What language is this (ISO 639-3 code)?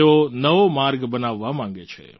guj